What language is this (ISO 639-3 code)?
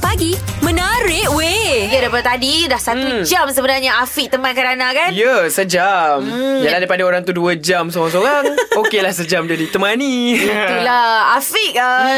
msa